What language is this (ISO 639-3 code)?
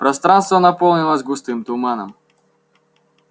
rus